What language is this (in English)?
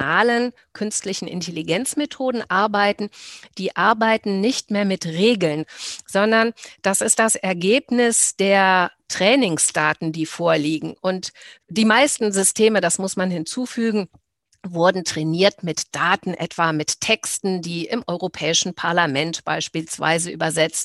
German